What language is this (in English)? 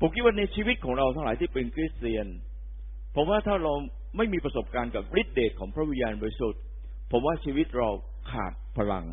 Thai